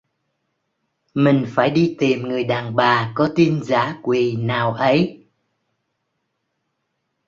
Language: Vietnamese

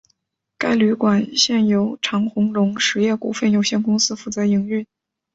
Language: Chinese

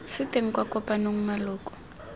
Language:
Tswana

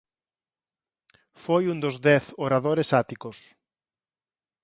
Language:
Galician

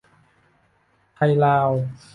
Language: Thai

